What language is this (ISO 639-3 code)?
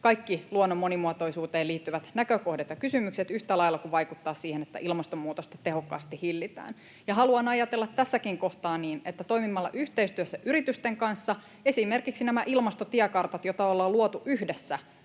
fin